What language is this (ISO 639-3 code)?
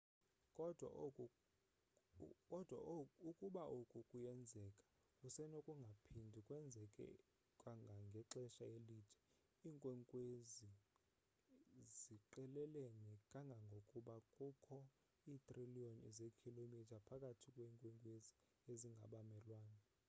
xho